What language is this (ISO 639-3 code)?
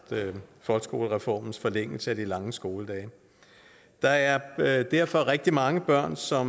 dan